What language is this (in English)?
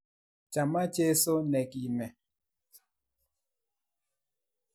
Kalenjin